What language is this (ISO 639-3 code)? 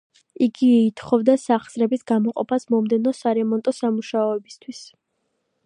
kat